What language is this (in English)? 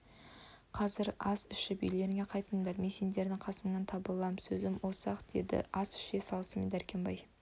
Kazakh